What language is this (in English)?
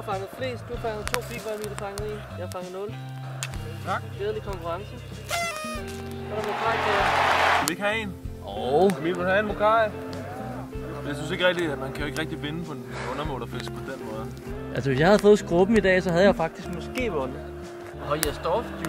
Danish